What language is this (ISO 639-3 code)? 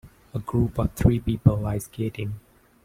eng